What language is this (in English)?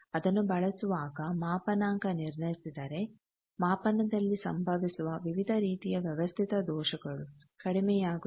Kannada